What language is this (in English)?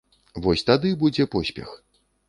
Belarusian